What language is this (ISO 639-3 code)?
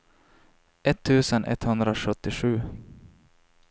swe